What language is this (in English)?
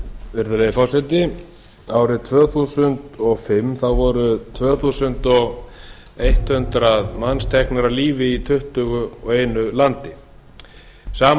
Icelandic